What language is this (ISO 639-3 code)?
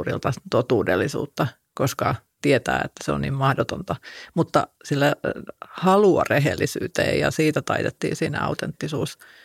fin